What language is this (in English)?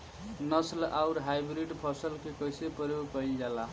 Bhojpuri